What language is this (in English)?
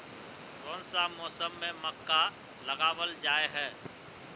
Magahi